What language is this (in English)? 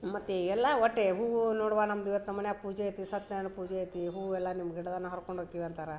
Kannada